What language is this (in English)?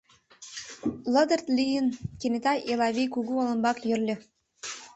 Mari